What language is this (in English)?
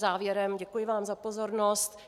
Czech